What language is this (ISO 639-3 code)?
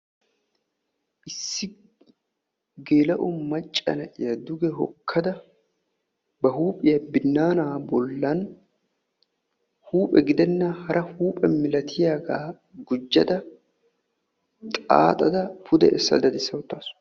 wal